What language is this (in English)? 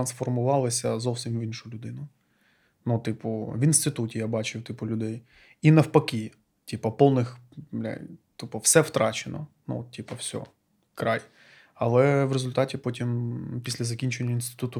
Ukrainian